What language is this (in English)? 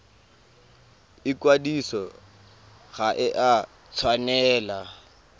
Tswana